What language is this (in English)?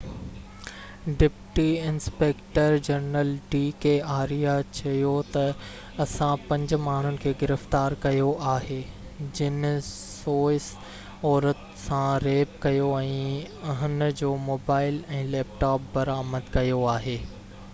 Sindhi